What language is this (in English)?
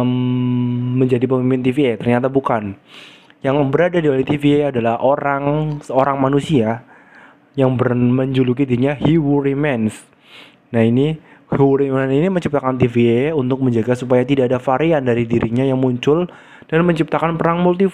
Indonesian